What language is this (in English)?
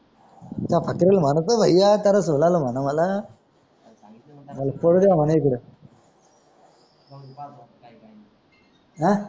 Marathi